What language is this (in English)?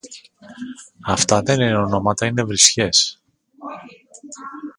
Greek